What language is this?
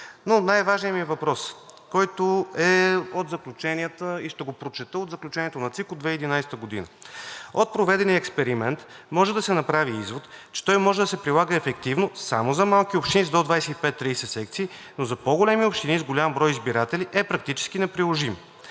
Bulgarian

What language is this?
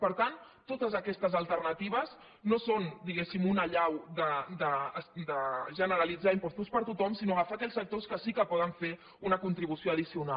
Catalan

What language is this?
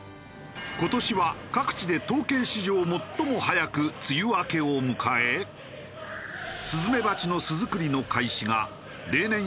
Japanese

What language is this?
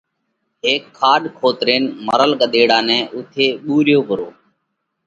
Parkari Koli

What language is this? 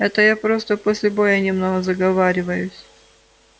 Russian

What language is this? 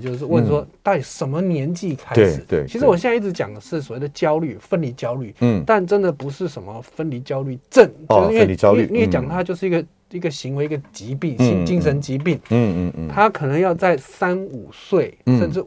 Chinese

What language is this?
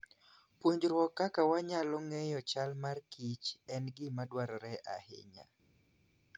Luo (Kenya and Tanzania)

